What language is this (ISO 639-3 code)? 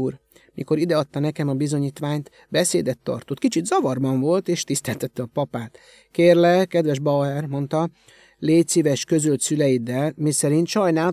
hun